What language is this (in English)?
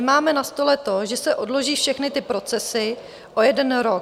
Czech